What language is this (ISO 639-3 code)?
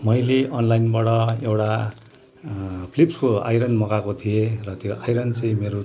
nep